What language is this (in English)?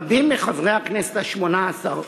Hebrew